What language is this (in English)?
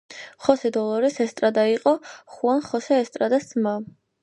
Georgian